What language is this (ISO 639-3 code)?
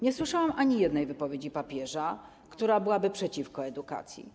pol